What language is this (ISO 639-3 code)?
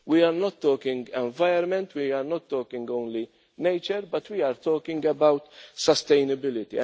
eng